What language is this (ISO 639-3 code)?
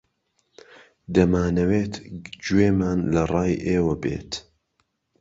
ckb